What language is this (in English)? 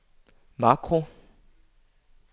Danish